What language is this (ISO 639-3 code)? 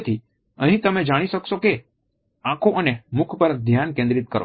guj